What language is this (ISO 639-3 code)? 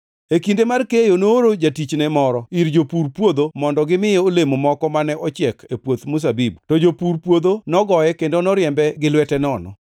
luo